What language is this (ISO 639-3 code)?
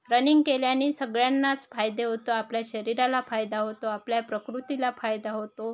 mar